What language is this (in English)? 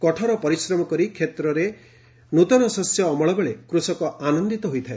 Odia